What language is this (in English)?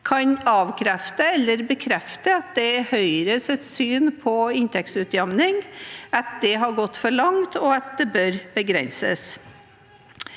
Norwegian